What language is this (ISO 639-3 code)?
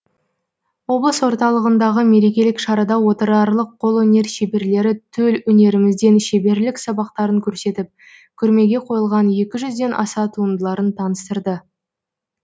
kaz